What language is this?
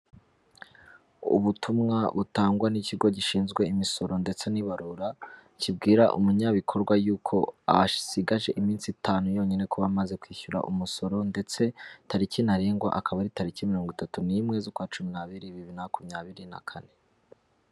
Kinyarwanda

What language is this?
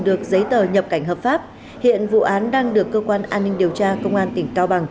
Vietnamese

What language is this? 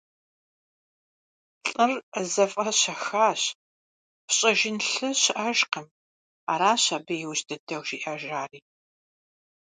Kabardian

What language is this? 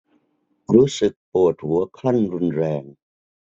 Thai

